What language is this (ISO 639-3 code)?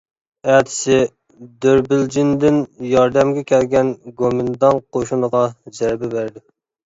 uig